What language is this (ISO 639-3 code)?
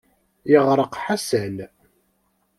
kab